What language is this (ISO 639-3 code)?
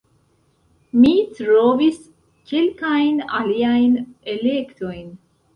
epo